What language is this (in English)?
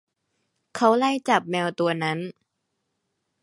Thai